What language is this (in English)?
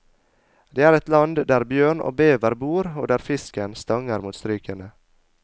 Norwegian